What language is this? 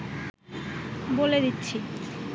Bangla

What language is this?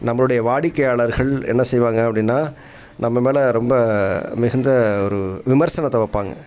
Tamil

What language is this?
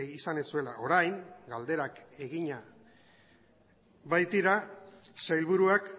Basque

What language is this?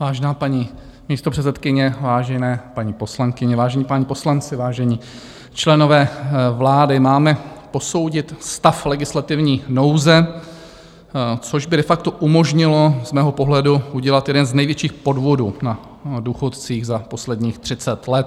Czech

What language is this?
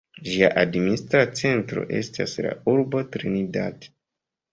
Esperanto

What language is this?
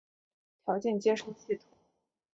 Chinese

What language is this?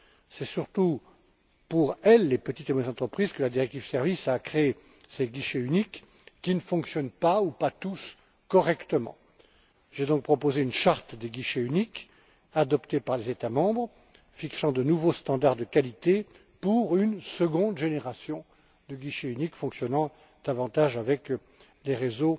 French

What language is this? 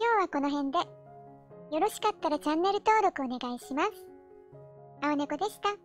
Japanese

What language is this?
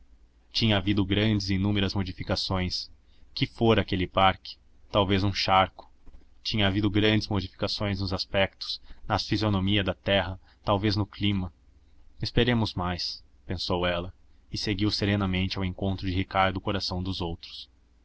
Portuguese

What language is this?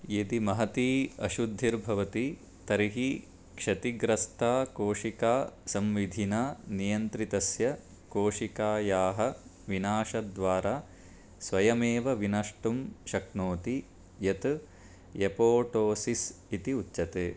Sanskrit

